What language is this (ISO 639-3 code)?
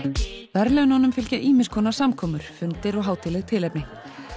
isl